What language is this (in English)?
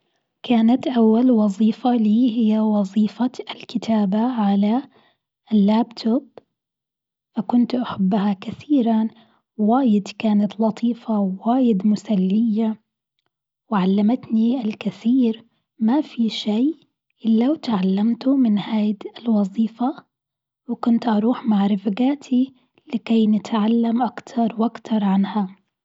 Gulf Arabic